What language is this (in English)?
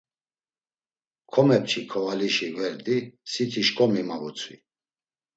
Laz